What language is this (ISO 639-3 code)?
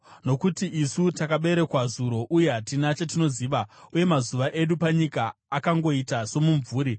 sna